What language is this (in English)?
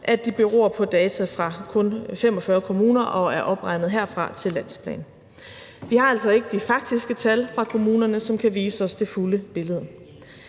Danish